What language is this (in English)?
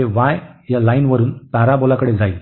Marathi